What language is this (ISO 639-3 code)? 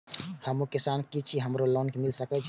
mai